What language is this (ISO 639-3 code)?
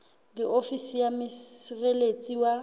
sot